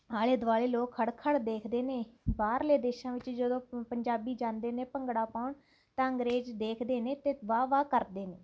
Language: Punjabi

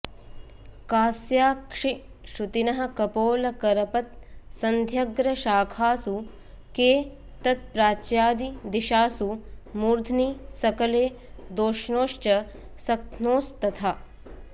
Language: Sanskrit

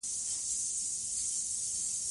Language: Pashto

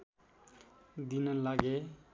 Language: Nepali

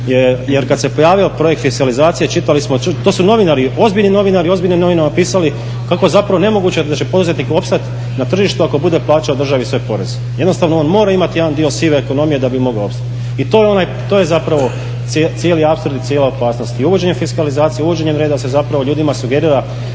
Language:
Croatian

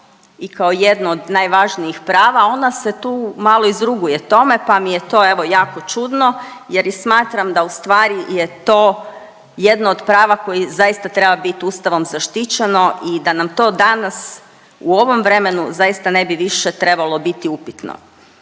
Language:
Croatian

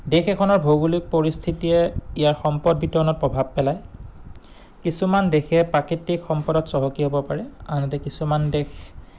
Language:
Assamese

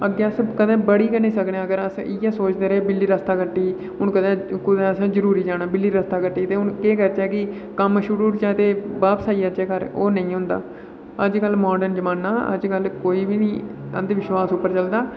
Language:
Dogri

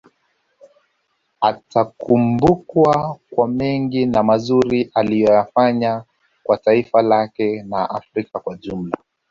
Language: Swahili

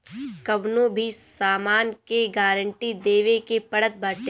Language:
Bhojpuri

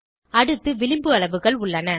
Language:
Tamil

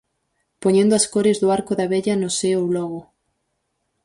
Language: Galician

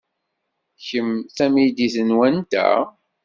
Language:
Kabyle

